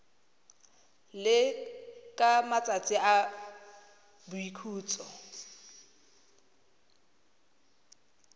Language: Tswana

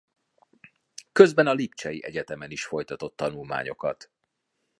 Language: Hungarian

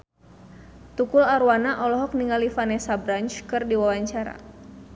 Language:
Sundanese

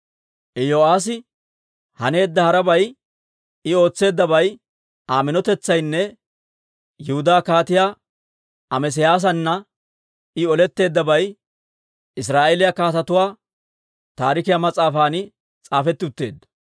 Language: Dawro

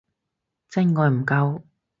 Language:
Cantonese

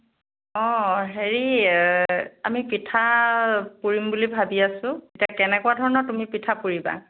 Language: Assamese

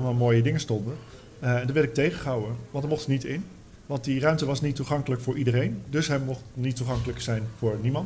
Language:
Dutch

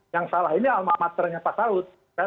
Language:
Indonesian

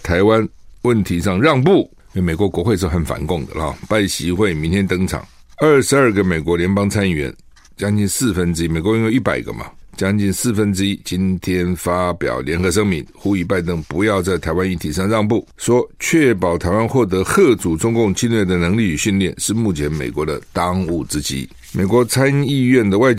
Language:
Chinese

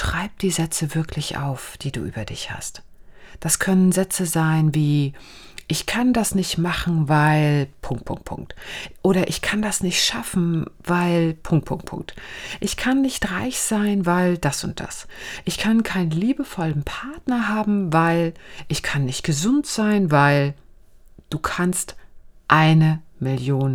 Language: German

